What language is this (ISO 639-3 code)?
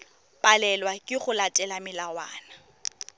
tsn